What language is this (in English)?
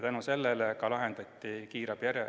Estonian